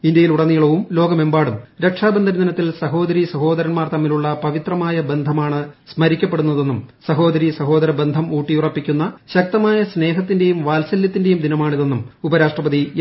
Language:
Malayalam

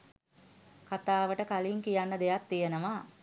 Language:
Sinhala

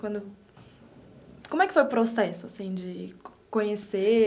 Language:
Portuguese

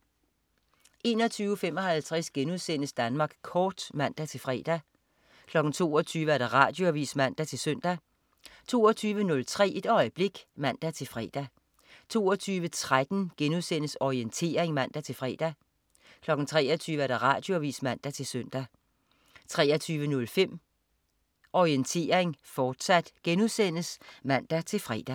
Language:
Danish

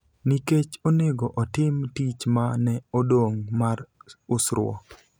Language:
Luo (Kenya and Tanzania)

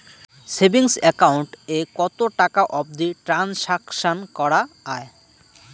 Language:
Bangla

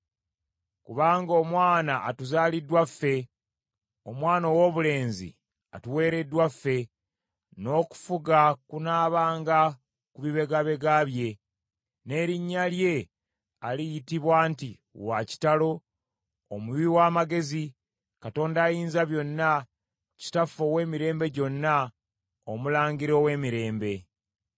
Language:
Ganda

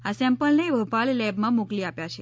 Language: Gujarati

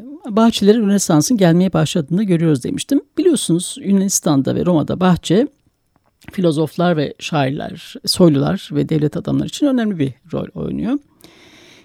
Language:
Turkish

